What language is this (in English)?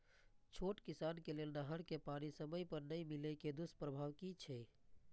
Maithili